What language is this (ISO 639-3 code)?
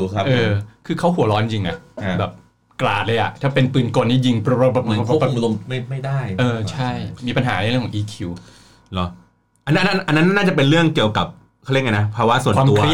tha